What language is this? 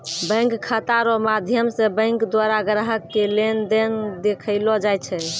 Maithili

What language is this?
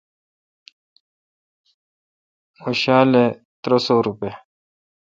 Kalkoti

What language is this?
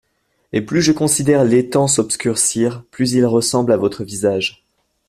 French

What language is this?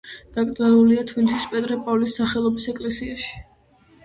Georgian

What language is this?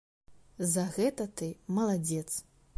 Belarusian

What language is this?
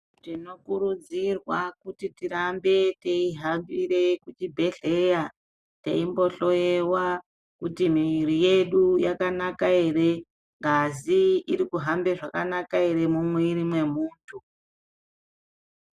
Ndau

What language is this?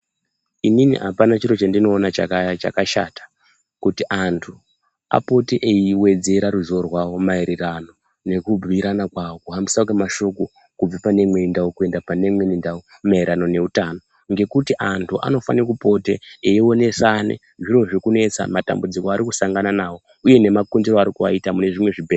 Ndau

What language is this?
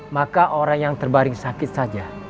Indonesian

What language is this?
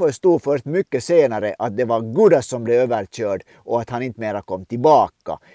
Swedish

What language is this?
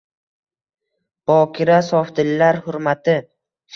Uzbek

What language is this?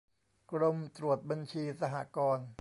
Thai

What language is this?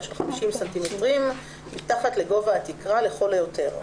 Hebrew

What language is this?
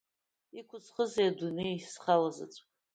Abkhazian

